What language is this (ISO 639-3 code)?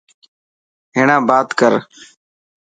mki